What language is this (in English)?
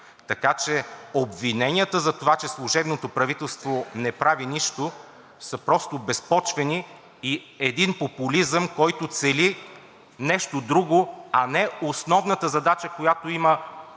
Bulgarian